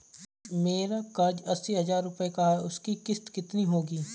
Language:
Hindi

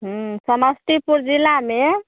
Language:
Maithili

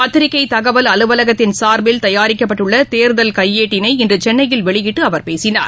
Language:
Tamil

